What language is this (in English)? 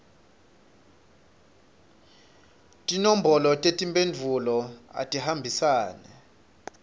Swati